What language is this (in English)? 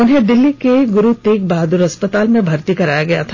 Hindi